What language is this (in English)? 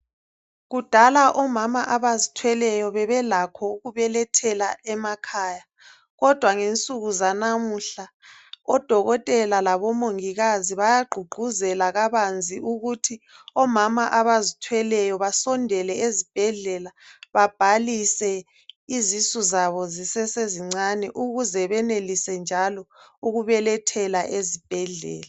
North Ndebele